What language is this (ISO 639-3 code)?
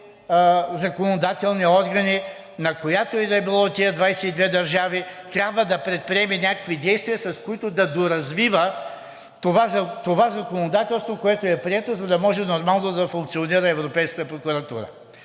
bul